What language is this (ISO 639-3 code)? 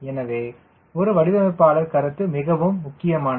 tam